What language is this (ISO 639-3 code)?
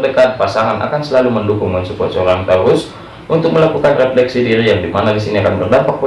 ind